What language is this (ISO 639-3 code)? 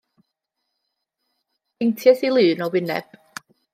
cym